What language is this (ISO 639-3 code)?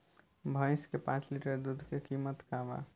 bho